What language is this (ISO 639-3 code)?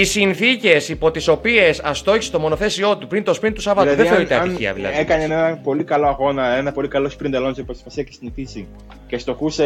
ell